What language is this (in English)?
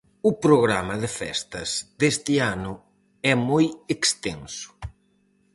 Galician